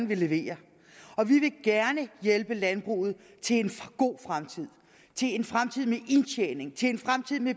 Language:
Danish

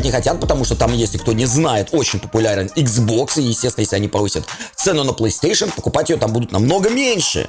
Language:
Russian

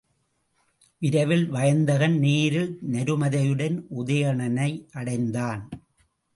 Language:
Tamil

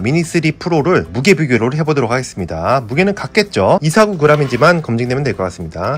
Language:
Korean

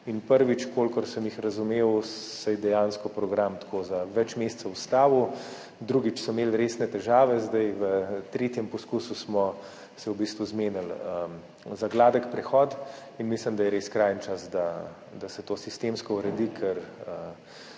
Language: Slovenian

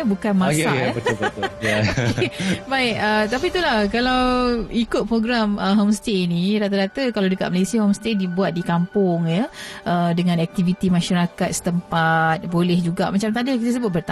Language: Malay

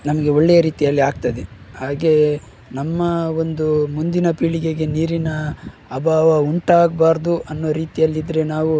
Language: Kannada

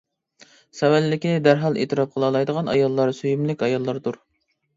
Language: Uyghur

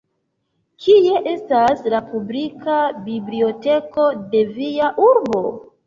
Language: Esperanto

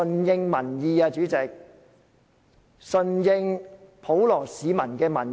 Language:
Cantonese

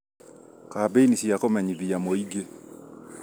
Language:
Kikuyu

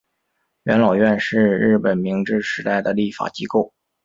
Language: Chinese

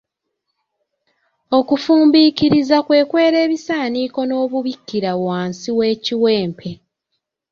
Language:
Ganda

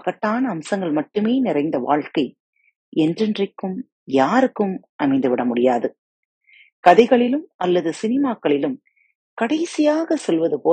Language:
Tamil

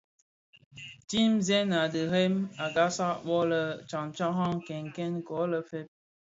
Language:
Bafia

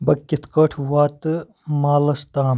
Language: Kashmiri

